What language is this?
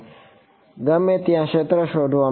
Gujarati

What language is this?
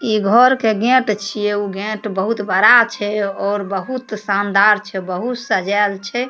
Maithili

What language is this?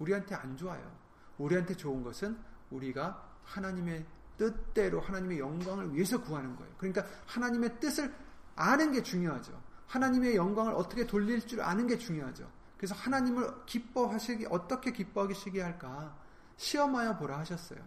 Korean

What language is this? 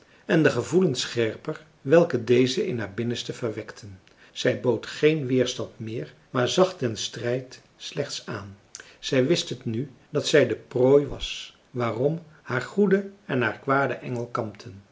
Dutch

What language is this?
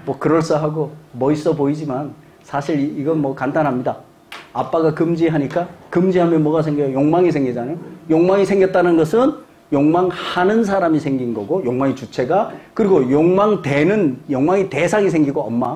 Korean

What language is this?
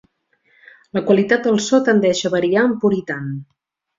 Catalan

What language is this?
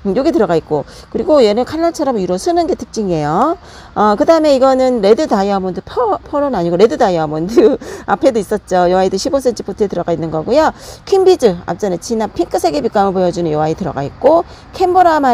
Korean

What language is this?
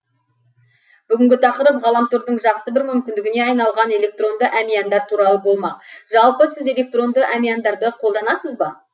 Kazakh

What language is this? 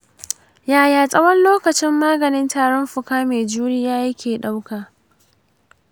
Hausa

